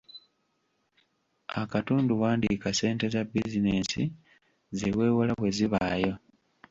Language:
Ganda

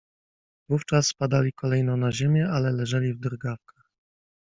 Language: Polish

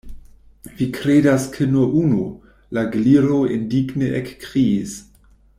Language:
Esperanto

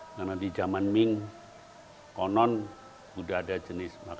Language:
Indonesian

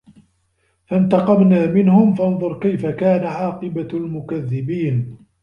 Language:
Arabic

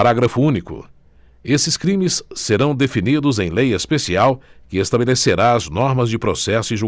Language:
Portuguese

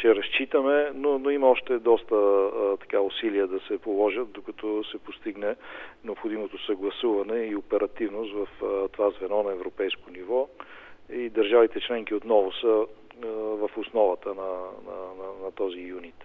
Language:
Bulgarian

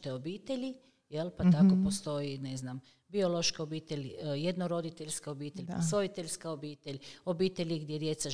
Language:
Croatian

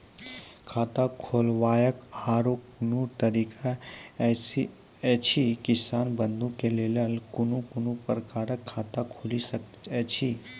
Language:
Maithili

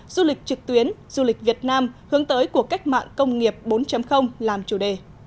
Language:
Vietnamese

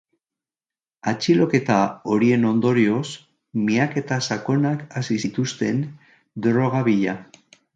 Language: Basque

